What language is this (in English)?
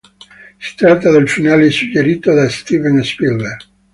Italian